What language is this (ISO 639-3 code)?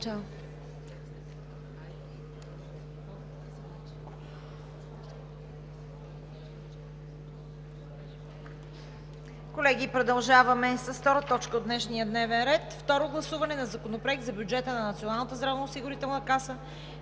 bul